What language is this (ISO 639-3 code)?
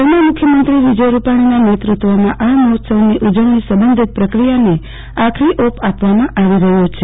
guj